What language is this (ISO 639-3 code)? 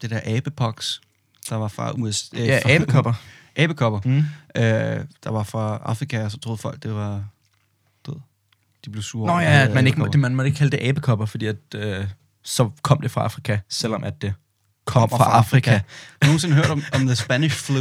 dan